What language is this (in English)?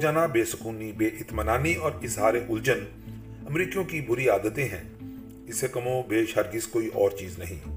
Urdu